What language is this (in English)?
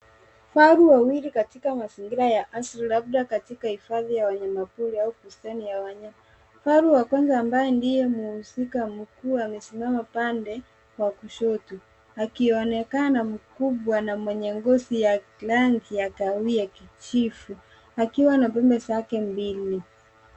Swahili